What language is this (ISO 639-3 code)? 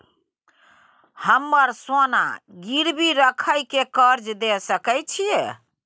mai